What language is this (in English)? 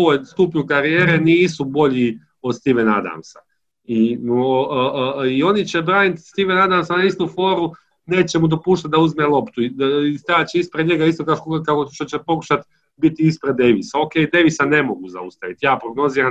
Croatian